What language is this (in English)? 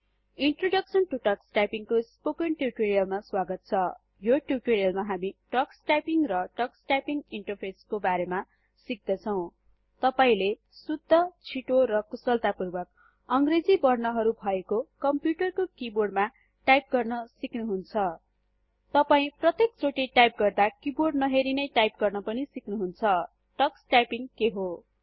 Nepali